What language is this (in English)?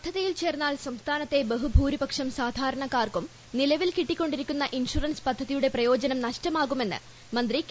Malayalam